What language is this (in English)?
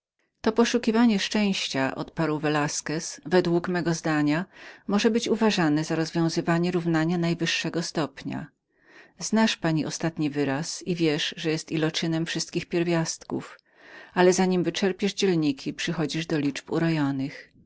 Polish